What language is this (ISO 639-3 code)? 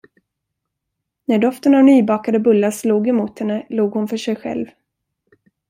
swe